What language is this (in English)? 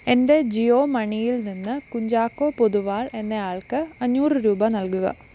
Malayalam